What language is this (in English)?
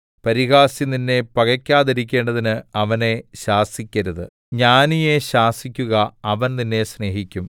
Malayalam